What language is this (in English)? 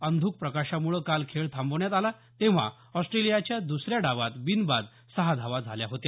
Marathi